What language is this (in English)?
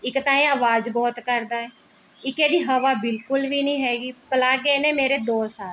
Punjabi